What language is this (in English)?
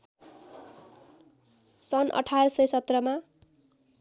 Nepali